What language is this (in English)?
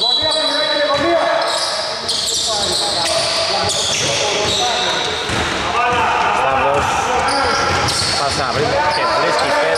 Greek